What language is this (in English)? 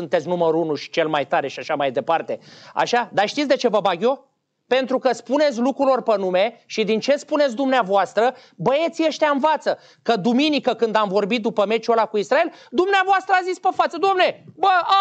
Romanian